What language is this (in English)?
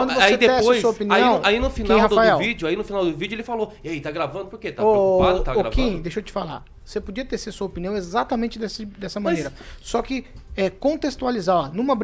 Portuguese